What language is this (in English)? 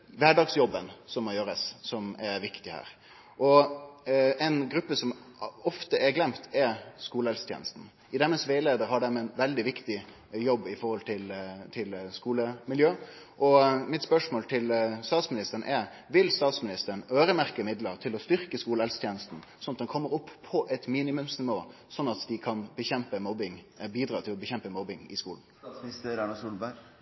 Norwegian Nynorsk